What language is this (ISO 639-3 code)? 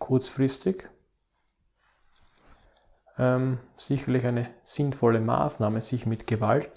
deu